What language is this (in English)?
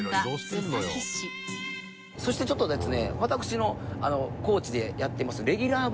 Japanese